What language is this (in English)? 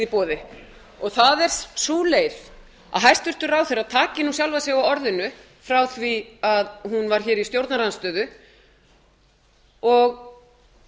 Icelandic